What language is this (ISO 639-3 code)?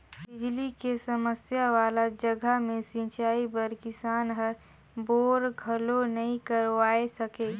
hne